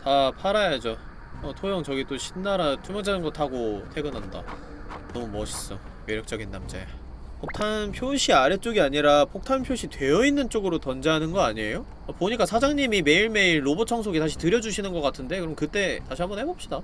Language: Korean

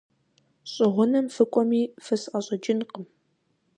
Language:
Kabardian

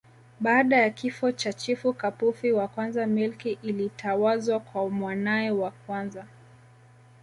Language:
Swahili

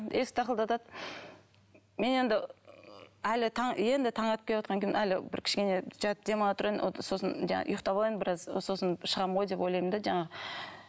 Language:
Kazakh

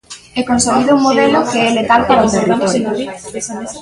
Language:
Galician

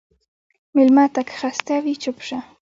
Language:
Pashto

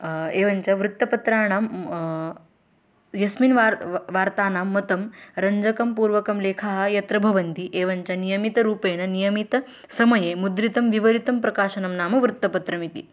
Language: Sanskrit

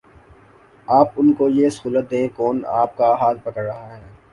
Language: Urdu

